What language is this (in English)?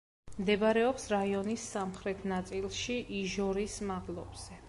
Georgian